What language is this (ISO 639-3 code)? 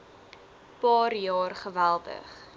afr